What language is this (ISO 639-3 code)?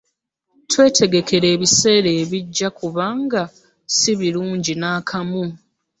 lug